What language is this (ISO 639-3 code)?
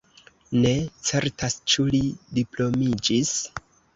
epo